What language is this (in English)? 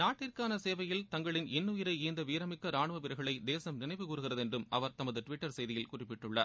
Tamil